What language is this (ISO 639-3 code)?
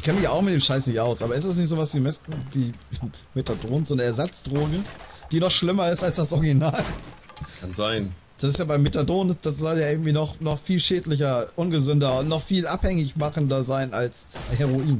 deu